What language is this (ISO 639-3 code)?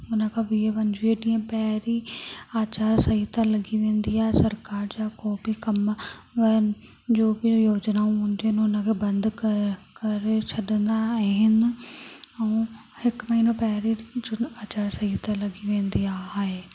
snd